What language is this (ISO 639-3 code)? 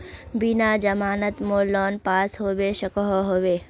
mag